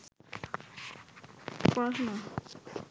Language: Bangla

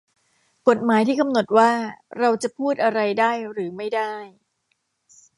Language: Thai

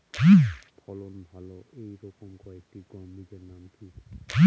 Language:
Bangla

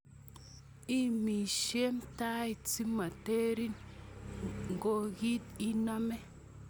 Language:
Kalenjin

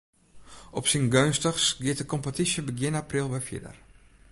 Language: Western Frisian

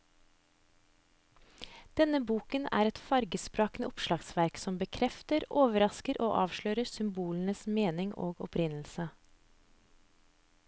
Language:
Norwegian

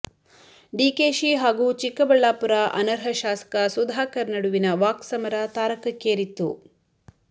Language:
Kannada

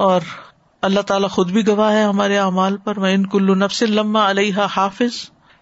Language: Urdu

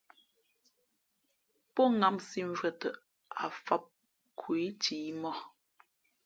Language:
Fe'fe'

